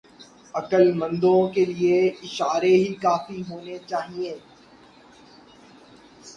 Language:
Urdu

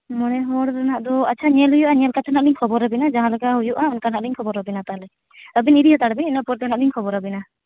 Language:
Santali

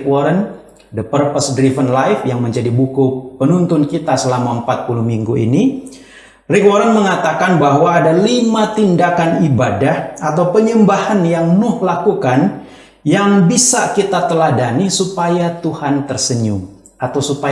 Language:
Indonesian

